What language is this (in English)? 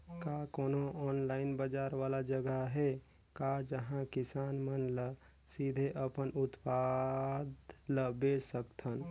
Chhattisgarhi